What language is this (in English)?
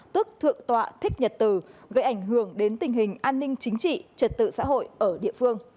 Vietnamese